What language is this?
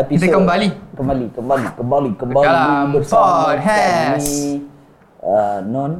Malay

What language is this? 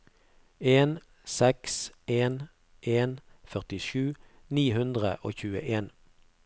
Norwegian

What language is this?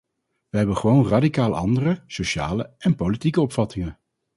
Dutch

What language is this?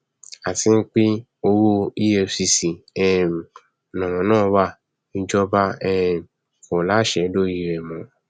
Yoruba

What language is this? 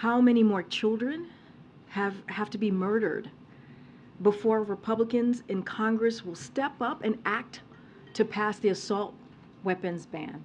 English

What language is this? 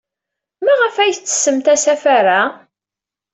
Kabyle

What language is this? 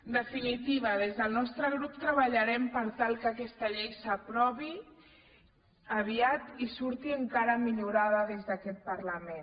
Catalan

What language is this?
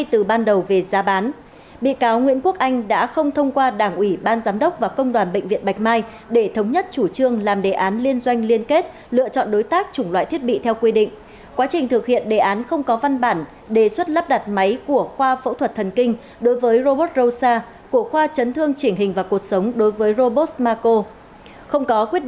Vietnamese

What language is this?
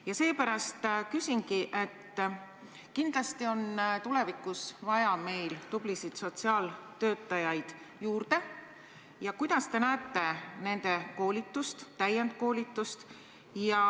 Estonian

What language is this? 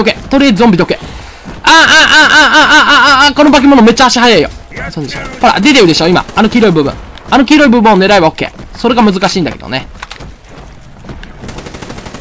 Japanese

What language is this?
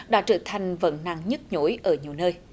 Vietnamese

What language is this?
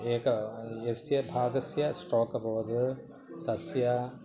Sanskrit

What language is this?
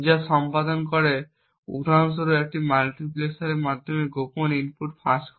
Bangla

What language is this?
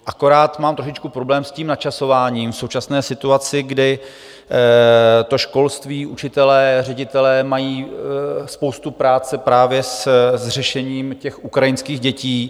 Czech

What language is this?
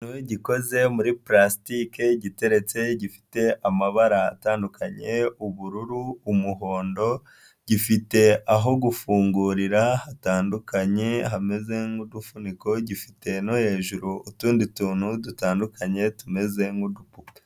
Kinyarwanda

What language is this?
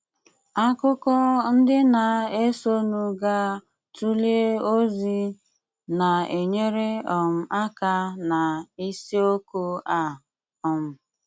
Igbo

